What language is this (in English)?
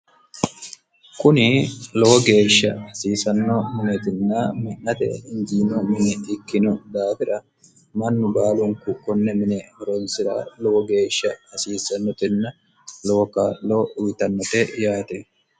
Sidamo